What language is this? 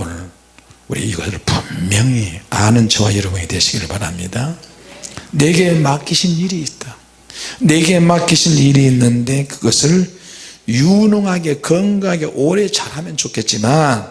Korean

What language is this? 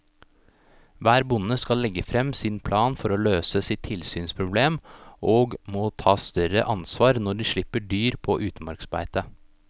Norwegian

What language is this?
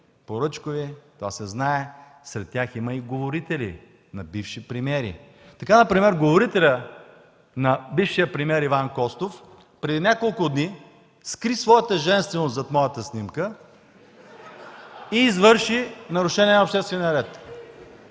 Bulgarian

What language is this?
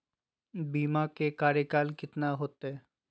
Magahi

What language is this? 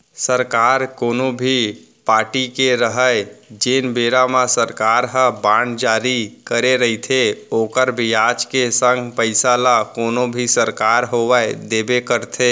Chhattisgarhi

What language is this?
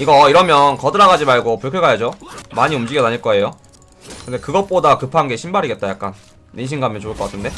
Korean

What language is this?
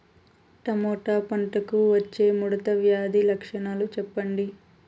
Telugu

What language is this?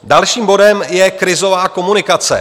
Czech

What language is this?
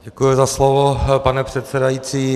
Czech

